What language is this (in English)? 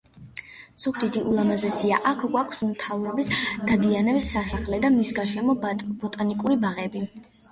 Georgian